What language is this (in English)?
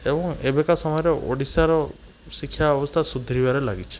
Odia